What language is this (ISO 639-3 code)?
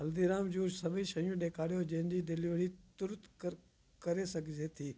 snd